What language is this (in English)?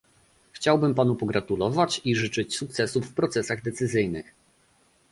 Polish